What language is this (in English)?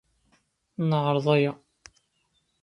Kabyle